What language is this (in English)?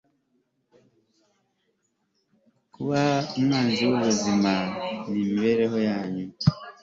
Kinyarwanda